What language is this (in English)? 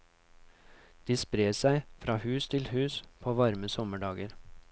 Norwegian